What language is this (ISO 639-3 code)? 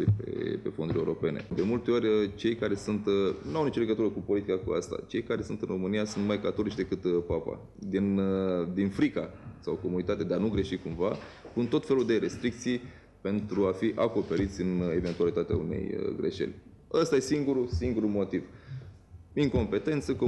ron